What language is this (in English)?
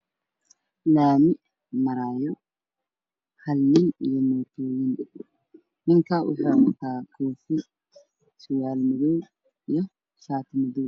Somali